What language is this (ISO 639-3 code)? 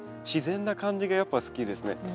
jpn